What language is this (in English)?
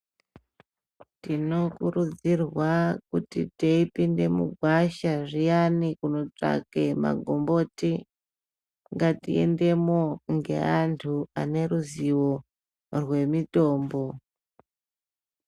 Ndau